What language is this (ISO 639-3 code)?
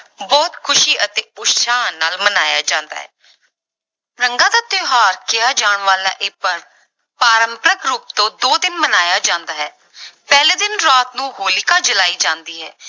pan